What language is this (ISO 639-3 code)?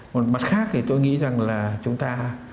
vie